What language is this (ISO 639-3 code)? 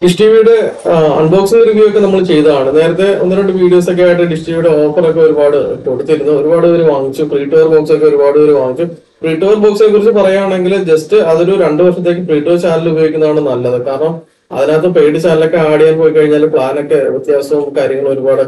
ara